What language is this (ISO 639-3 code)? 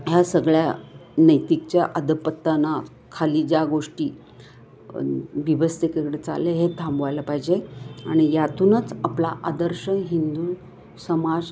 mar